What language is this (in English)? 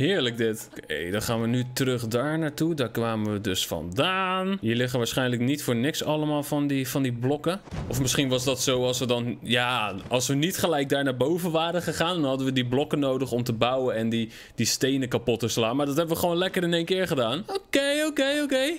Dutch